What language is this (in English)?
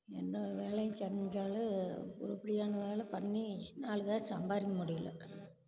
Tamil